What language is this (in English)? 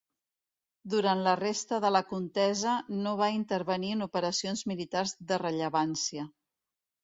Catalan